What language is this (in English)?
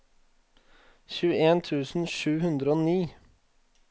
Norwegian